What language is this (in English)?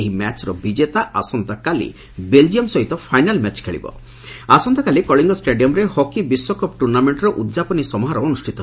Odia